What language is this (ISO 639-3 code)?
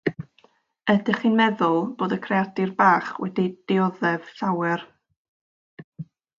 cym